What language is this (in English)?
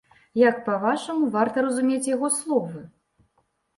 Belarusian